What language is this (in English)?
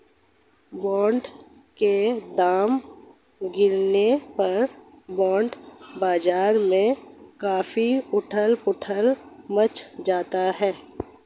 Hindi